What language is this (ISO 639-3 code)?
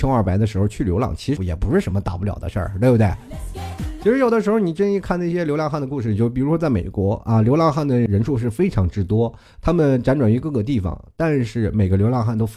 zho